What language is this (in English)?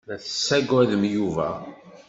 Kabyle